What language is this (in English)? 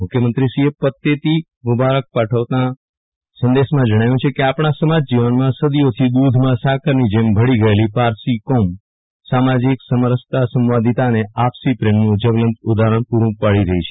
Gujarati